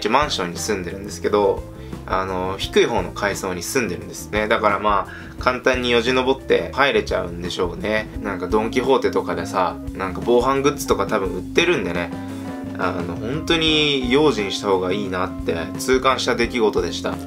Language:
Japanese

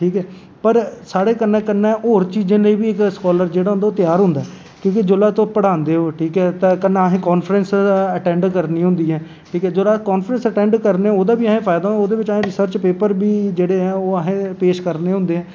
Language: Dogri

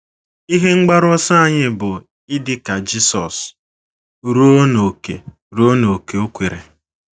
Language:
Igbo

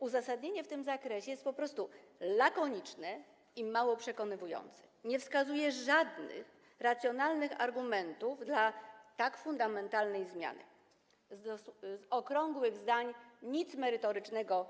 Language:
Polish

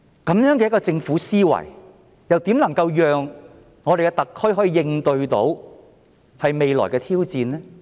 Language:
Cantonese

